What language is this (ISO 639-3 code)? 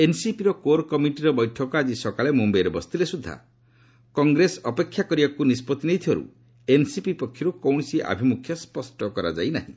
ori